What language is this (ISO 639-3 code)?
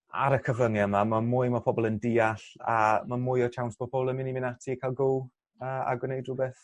cym